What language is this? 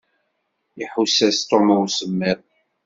Kabyle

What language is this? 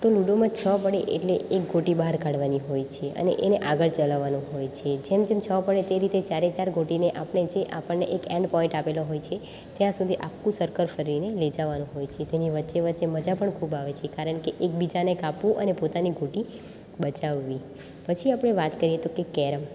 Gujarati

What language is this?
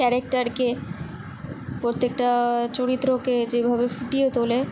Bangla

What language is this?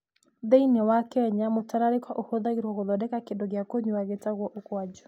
Kikuyu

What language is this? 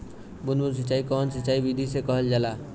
Bhojpuri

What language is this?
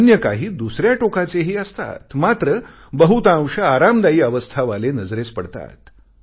Marathi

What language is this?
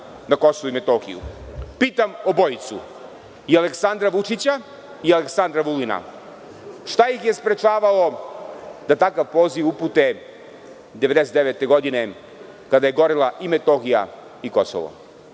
Serbian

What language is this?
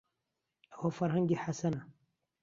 Central Kurdish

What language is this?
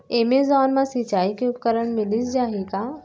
Chhattisgarhi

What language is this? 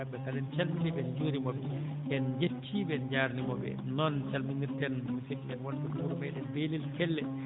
Fula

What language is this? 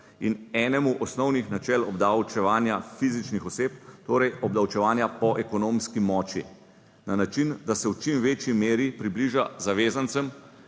Slovenian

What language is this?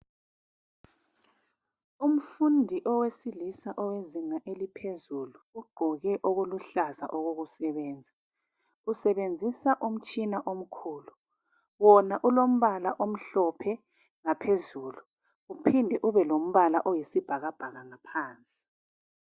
North Ndebele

